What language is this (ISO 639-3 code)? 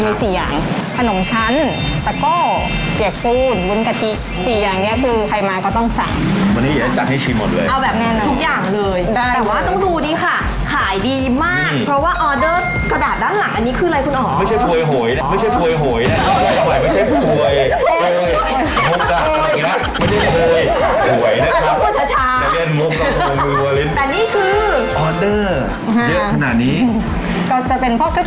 tha